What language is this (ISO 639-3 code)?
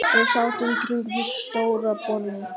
isl